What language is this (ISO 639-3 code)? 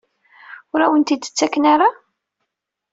kab